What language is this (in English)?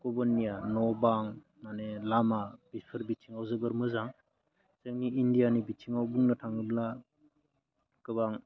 Bodo